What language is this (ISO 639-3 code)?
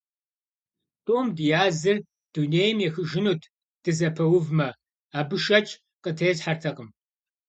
kbd